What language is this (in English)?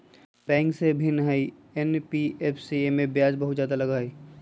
Magahi